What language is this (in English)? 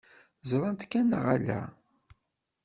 Kabyle